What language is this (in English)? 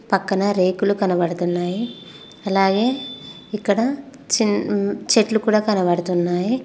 Telugu